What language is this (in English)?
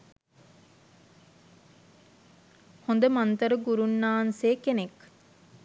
Sinhala